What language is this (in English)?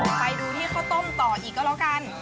Thai